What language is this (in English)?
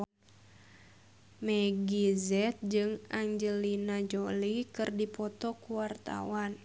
Sundanese